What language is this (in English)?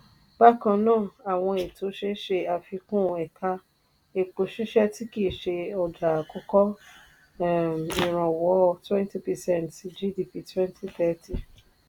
Yoruba